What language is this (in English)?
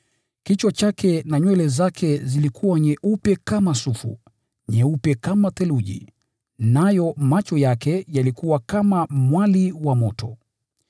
Swahili